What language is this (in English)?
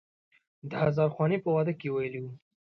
Pashto